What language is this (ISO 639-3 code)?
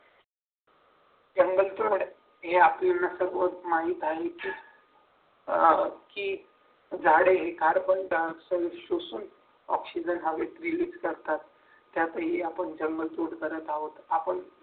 mar